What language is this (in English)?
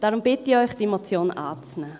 Swiss German